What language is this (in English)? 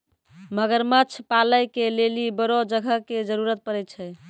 Maithili